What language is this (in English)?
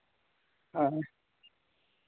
Santali